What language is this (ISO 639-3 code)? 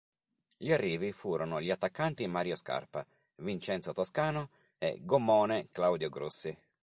ita